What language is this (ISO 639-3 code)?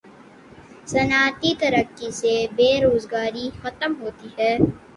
urd